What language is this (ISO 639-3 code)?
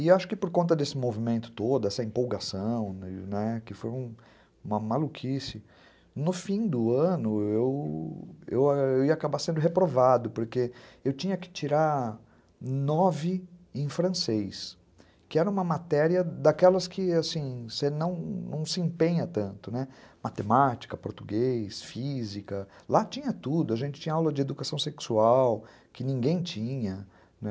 por